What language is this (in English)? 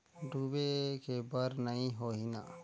Chhattisgarhi